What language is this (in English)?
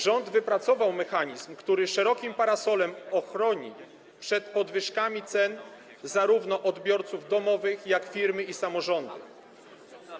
Polish